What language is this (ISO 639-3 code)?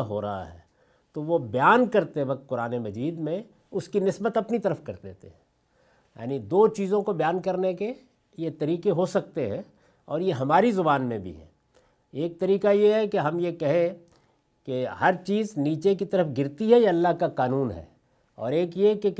urd